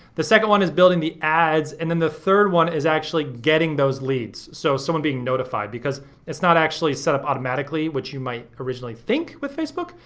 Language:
English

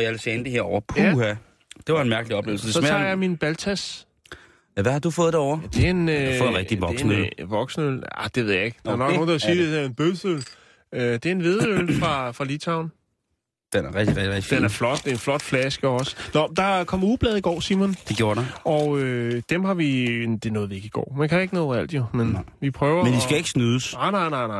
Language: Danish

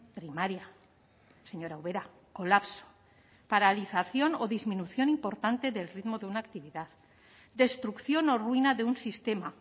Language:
Spanish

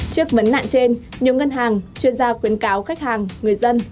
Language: Vietnamese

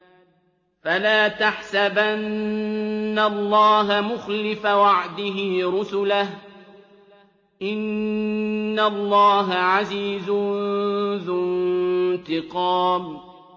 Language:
Arabic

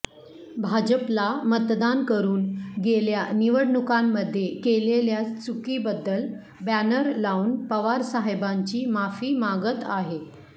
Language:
Marathi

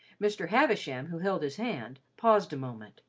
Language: English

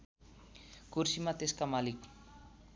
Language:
Nepali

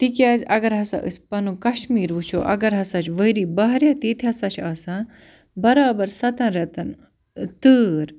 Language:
Kashmiri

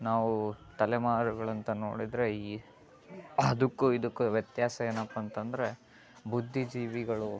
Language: Kannada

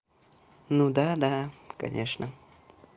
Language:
Russian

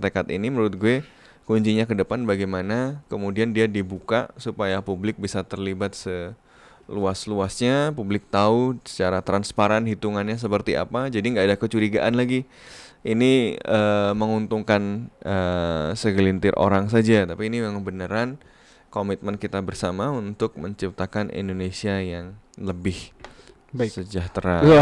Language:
Indonesian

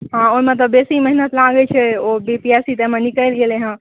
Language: Maithili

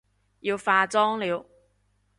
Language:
Cantonese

